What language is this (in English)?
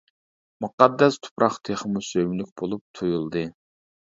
Uyghur